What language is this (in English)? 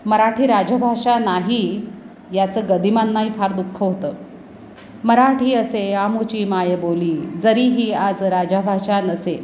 Marathi